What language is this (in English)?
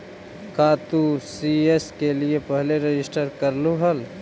Magahi